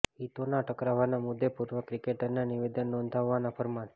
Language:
Gujarati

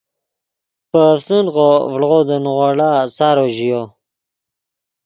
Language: Yidgha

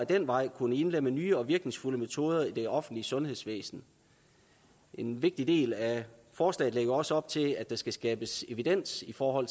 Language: Danish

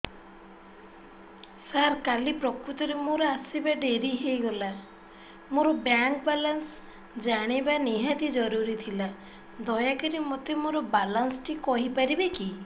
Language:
Odia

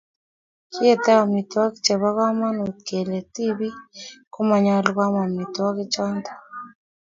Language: Kalenjin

